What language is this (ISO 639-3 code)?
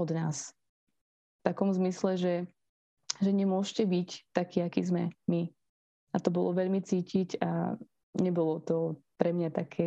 slk